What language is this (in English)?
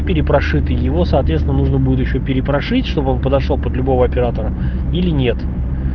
Russian